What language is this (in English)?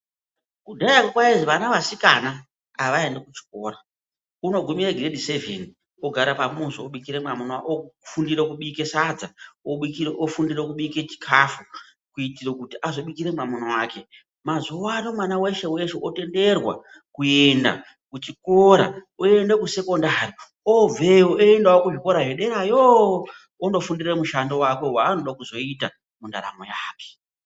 Ndau